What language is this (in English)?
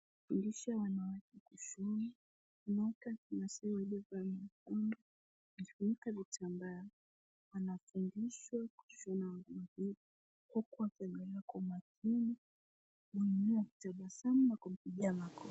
Swahili